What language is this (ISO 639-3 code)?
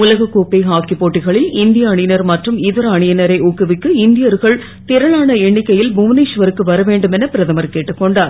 tam